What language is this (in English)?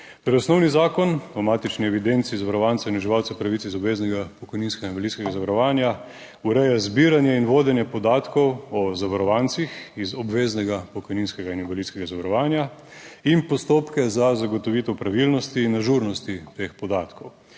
Slovenian